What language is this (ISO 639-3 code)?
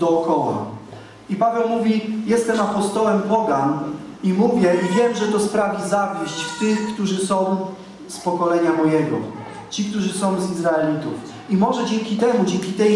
pol